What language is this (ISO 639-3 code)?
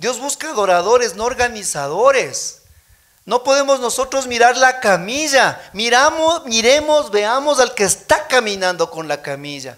spa